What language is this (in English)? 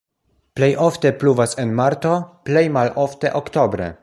Esperanto